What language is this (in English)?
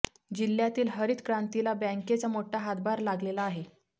Marathi